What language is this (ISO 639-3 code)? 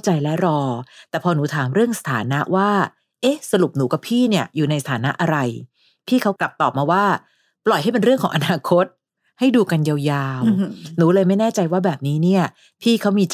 tha